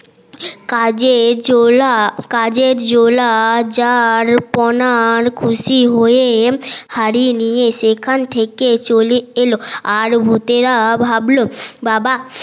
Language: Bangla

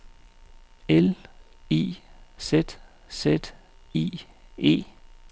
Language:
Danish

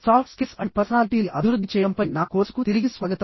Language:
Telugu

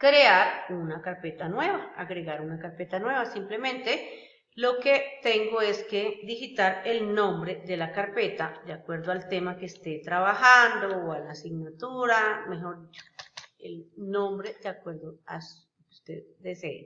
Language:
Spanish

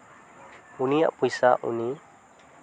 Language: Santali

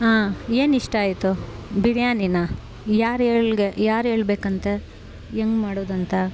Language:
Kannada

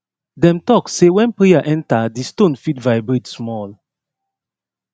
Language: Nigerian Pidgin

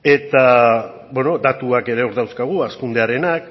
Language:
Basque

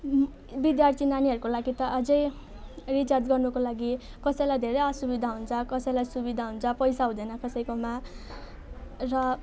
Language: Nepali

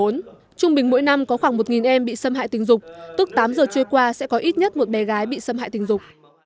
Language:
Vietnamese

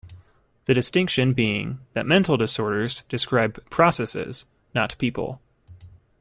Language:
English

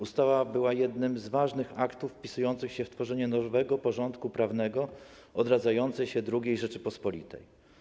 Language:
Polish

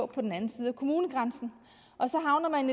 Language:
Danish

